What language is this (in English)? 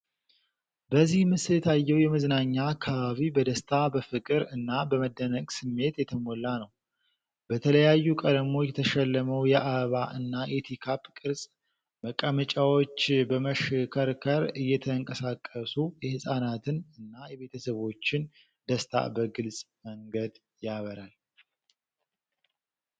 Amharic